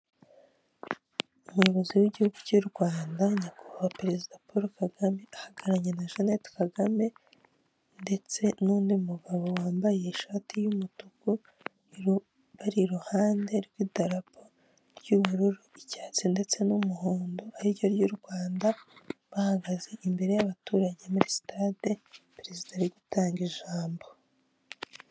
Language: Kinyarwanda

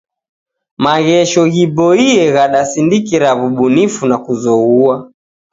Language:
Taita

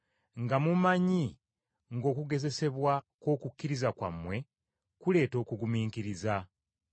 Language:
Ganda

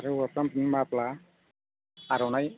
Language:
Bodo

